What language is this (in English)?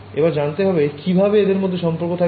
Bangla